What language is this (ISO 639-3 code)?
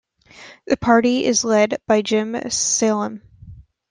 eng